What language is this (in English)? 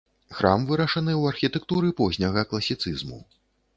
Belarusian